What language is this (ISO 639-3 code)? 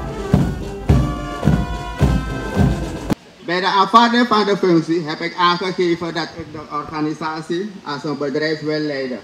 nld